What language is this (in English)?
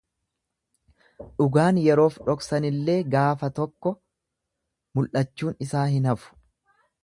Oromo